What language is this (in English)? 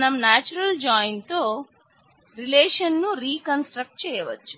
Telugu